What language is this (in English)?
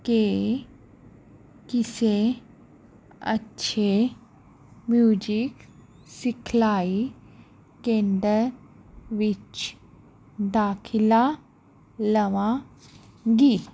Punjabi